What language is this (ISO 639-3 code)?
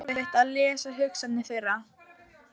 isl